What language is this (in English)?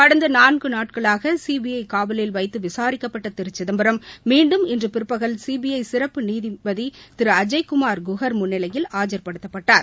Tamil